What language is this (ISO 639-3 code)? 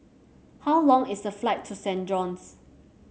eng